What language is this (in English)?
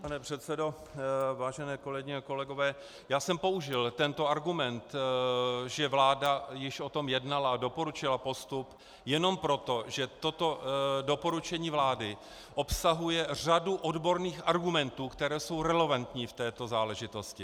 Czech